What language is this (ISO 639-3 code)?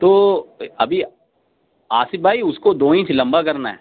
urd